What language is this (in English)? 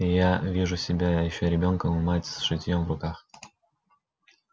Russian